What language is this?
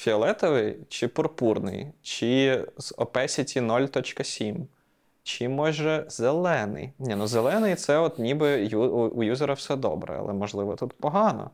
Ukrainian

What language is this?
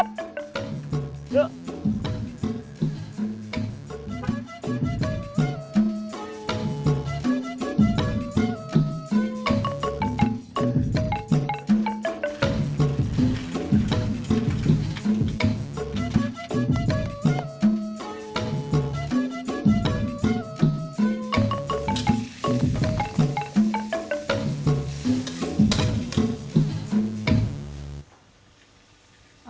Indonesian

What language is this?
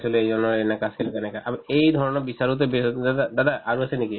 Assamese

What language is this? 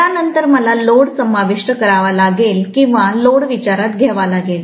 Marathi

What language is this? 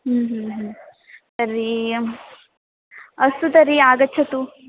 Sanskrit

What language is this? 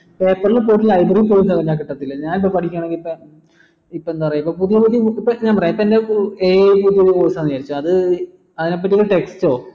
Malayalam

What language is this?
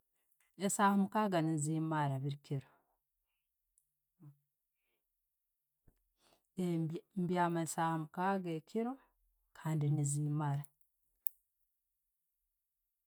Tooro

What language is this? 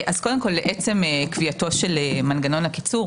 Hebrew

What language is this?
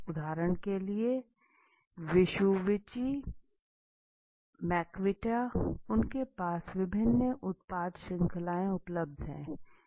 Hindi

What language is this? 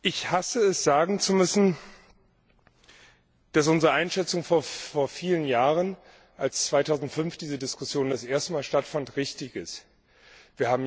German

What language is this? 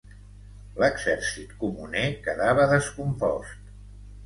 Catalan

